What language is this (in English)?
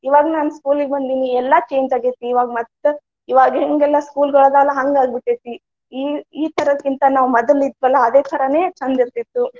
Kannada